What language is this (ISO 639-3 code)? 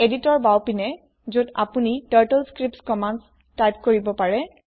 asm